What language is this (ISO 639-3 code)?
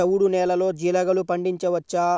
tel